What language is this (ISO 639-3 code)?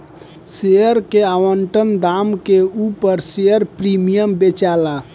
bho